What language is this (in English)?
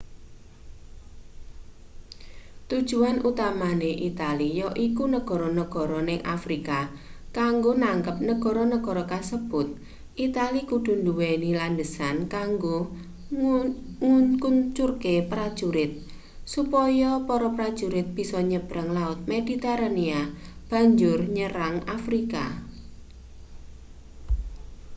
Javanese